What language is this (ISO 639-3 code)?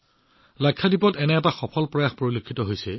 asm